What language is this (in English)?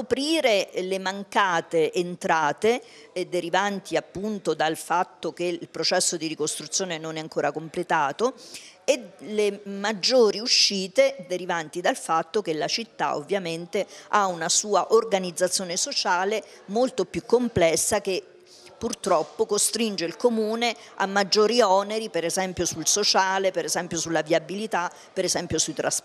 Italian